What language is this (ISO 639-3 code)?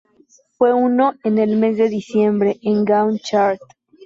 spa